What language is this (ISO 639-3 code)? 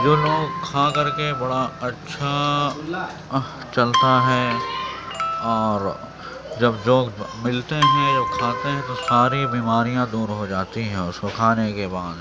urd